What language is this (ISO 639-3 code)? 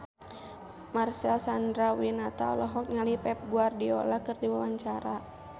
sun